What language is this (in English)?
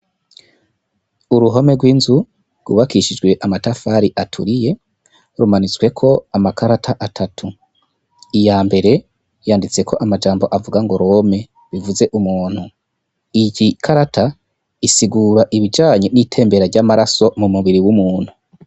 Rundi